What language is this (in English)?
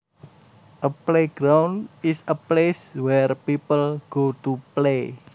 Javanese